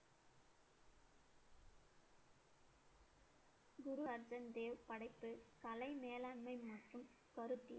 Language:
Tamil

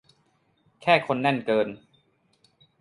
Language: Thai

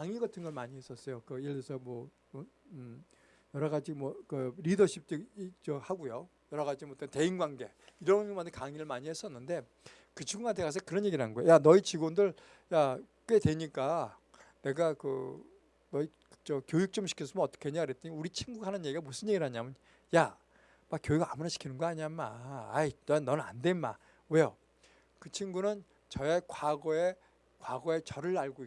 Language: Korean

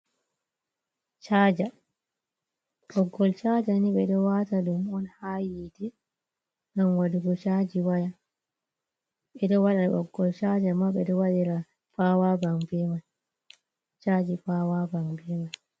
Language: Fula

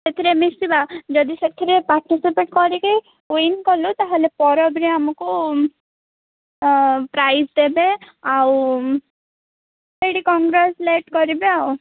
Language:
Odia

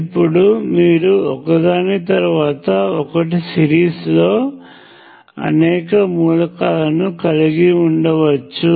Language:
Telugu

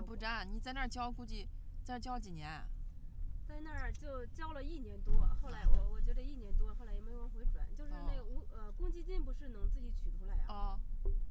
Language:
Chinese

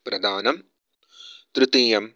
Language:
Sanskrit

